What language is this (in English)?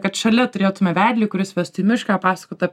Lithuanian